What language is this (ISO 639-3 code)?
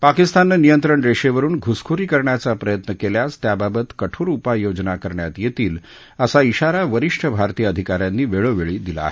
mar